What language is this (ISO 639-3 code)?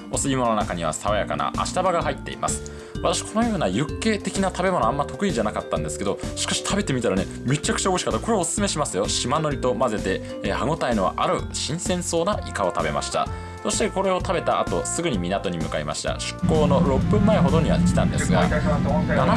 jpn